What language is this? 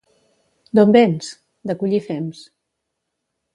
Catalan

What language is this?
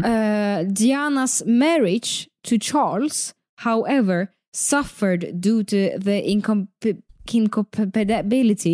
Swedish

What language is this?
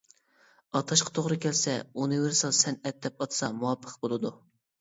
Uyghur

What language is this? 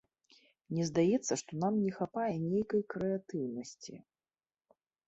Belarusian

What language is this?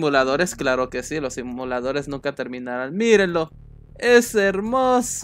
Spanish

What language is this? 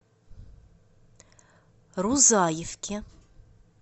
Russian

